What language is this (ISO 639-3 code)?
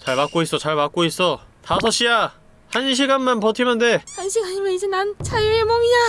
kor